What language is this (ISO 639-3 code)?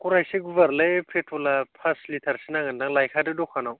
brx